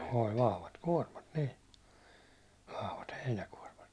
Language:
Finnish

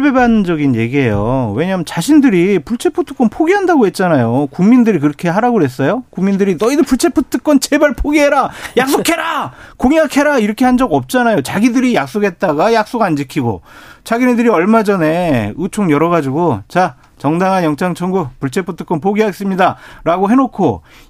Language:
Korean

